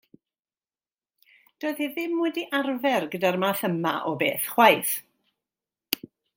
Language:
Welsh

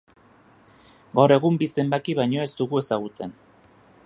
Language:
Basque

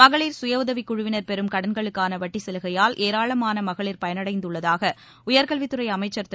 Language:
Tamil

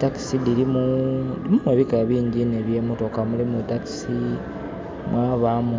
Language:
Soga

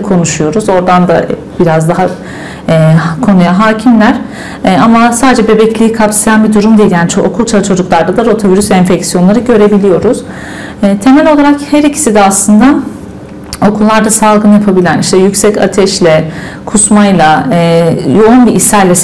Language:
Turkish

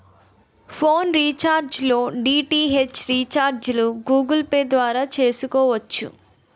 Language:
Telugu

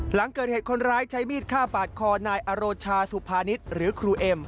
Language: Thai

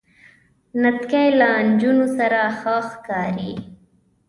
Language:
Pashto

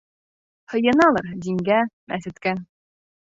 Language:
Bashkir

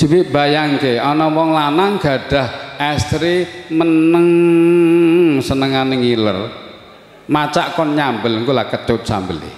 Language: Indonesian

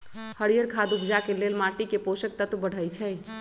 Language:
Magahi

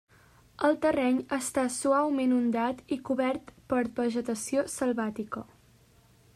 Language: Catalan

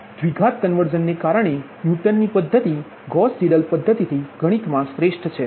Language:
Gujarati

